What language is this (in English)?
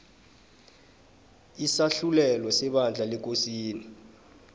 South Ndebele